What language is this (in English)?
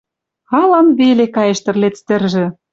Western Mari